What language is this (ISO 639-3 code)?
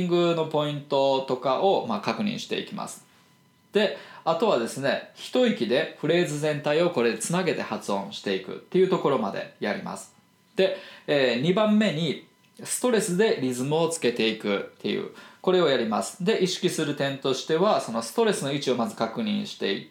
jpn